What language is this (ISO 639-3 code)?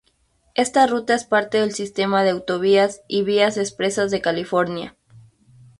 spa